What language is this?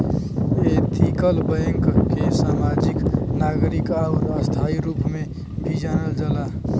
Bhojpuri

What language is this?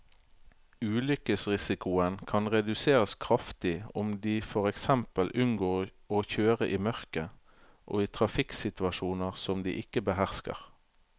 Norwegian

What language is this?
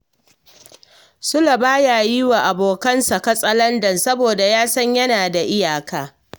Hausa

